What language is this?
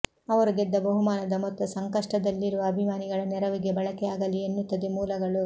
Kannada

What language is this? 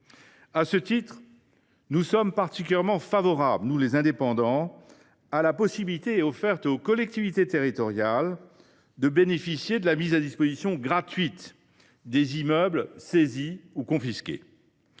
French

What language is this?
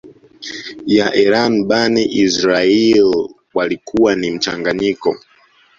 Swahili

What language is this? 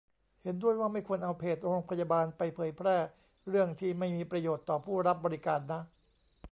Thai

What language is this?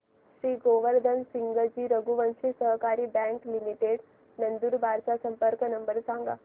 Marathi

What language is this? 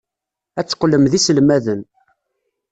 Kabyle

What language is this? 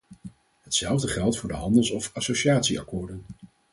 Dutch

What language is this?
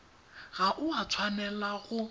Tswana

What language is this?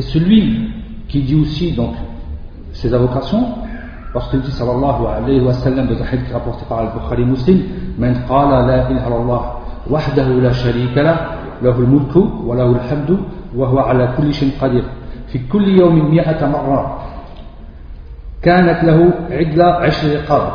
French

